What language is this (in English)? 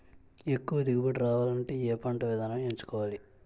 Telugu